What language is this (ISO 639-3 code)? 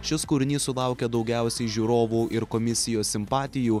lit